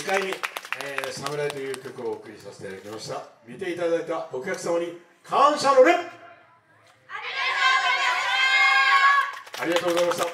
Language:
Japanese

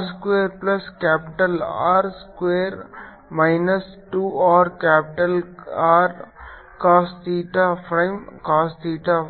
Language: Kannada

